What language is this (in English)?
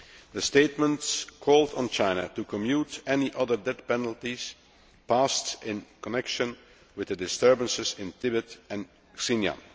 English